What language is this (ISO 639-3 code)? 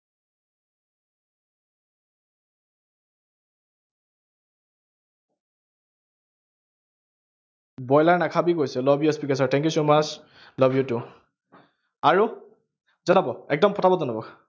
asm